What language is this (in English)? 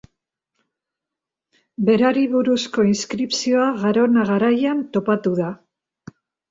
Basque